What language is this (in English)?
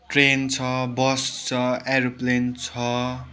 Nepali